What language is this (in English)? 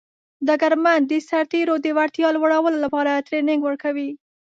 Pashto